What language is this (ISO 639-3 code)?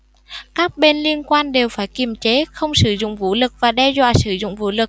vie